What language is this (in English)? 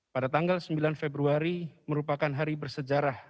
Indonesian